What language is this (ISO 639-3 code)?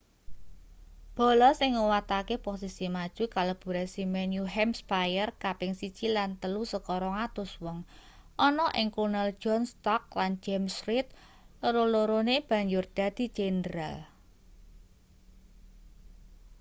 jav